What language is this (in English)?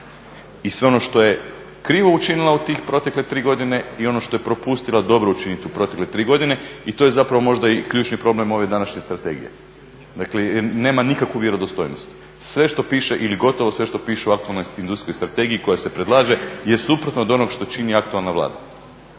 Croatian